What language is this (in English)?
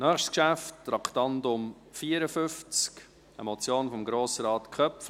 Swiss German